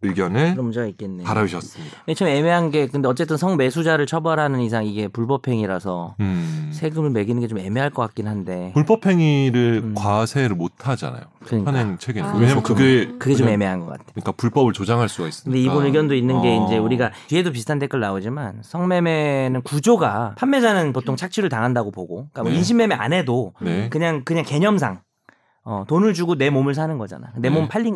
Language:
Korean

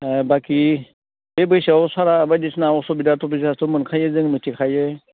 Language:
Bodo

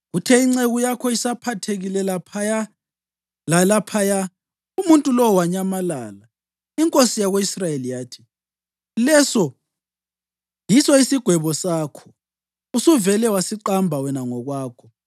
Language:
North Ndebele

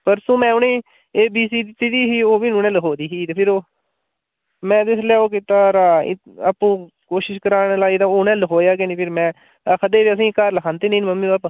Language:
Dogri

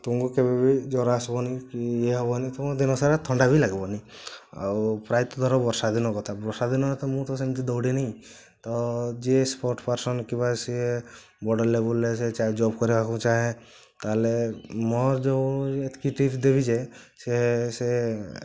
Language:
Odia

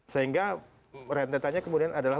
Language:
Indonesian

